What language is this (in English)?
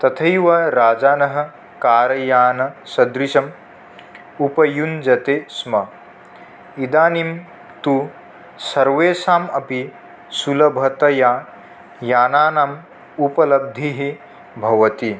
Sanskrit